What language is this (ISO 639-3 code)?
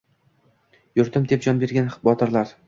uzb